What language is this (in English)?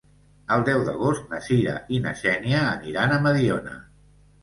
Catalan